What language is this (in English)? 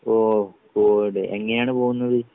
Malayalam